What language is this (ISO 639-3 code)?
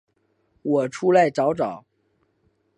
zho